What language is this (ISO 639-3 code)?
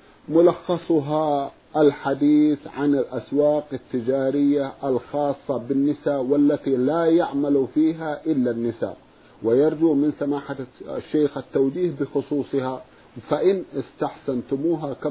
ara